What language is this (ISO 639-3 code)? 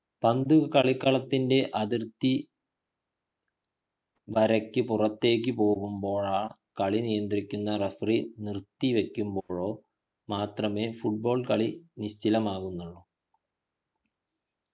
mal